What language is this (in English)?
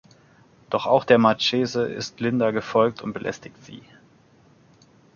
German